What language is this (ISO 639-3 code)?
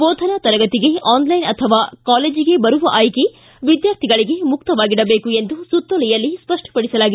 kan